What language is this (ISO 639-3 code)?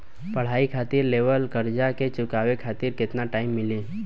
bho